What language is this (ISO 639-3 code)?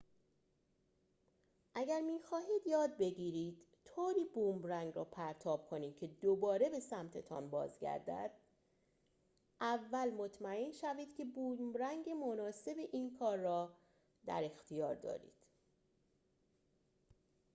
fas